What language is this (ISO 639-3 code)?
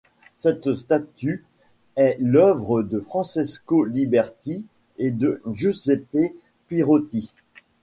fra